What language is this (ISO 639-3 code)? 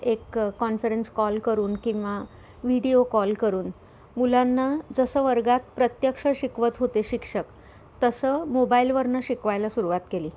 mar